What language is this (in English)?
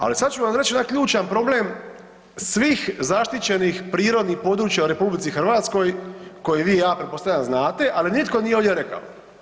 Croatian